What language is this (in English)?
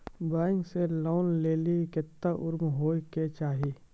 Maithili